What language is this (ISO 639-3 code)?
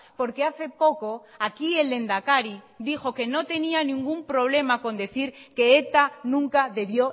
spa